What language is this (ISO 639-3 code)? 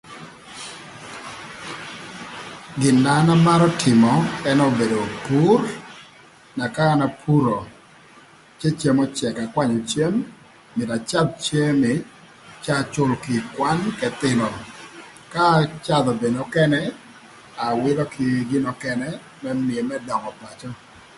lth